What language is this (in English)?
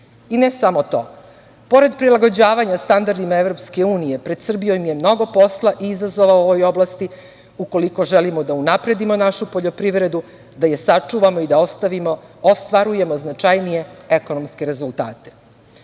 Serbian